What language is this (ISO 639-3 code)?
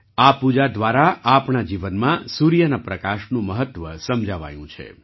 guj